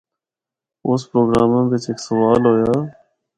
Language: Northern Hindko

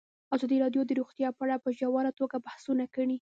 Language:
Pashto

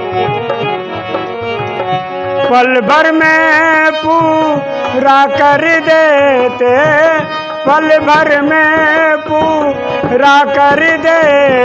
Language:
Hindi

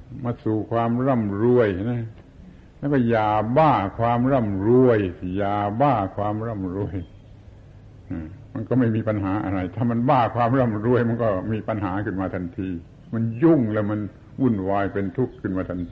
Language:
Thai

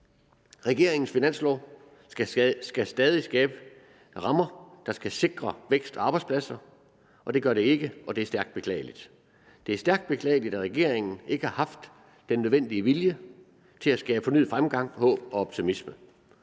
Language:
Danish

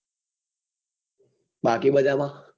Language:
Gujarati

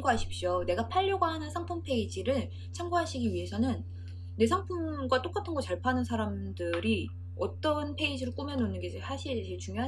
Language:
Korean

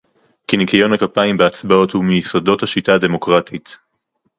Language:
Hebrew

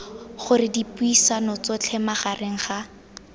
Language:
Tswana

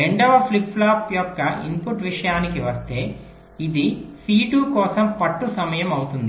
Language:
Telugu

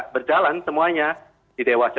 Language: Indonesian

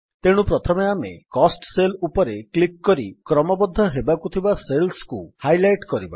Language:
Odia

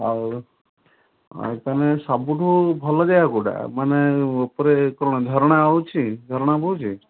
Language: Odia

